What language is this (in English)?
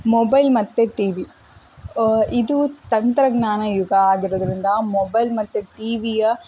Kannada